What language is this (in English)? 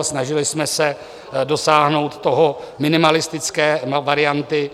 Czech